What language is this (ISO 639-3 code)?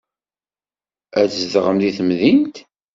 kab